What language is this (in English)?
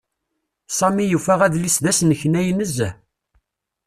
Kabyle